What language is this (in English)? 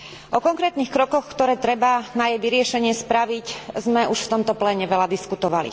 Slovak